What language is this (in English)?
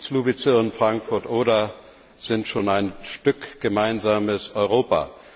German